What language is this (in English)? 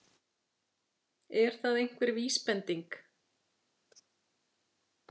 Icelandic